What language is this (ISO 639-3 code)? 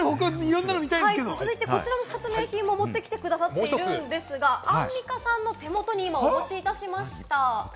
jpn